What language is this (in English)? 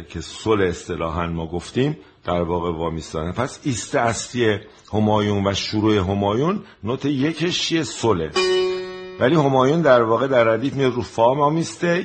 Persian